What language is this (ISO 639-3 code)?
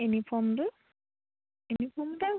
asm